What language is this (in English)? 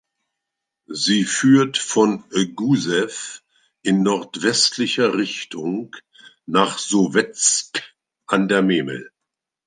German